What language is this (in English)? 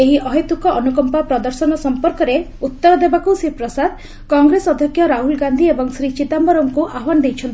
Odia